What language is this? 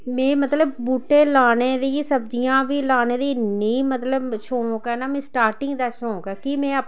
Dogri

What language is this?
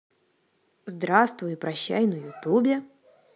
Russian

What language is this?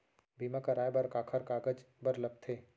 Chhattisgarhi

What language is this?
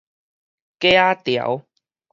Min Nan Chinese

